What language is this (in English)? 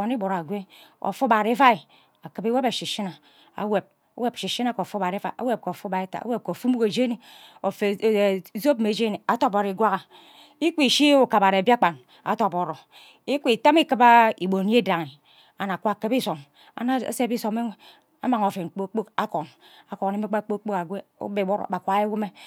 Ubaghara